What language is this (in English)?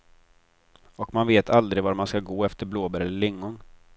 Swedish